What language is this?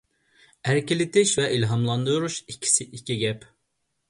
Uyghur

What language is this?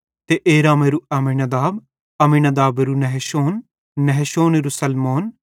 Bhadrawahi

